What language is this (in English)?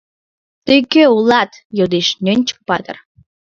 Mari